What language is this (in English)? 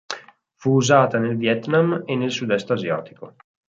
Italian